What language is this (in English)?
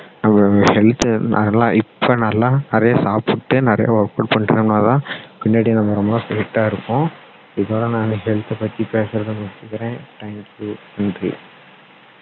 Tamil